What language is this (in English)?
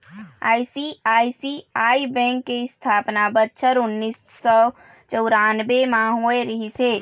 Chhattisgarhi